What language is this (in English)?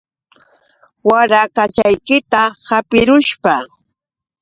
Yauyos Quechua